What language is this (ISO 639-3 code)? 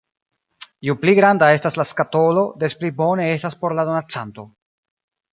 epo